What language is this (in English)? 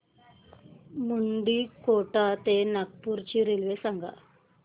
Marathi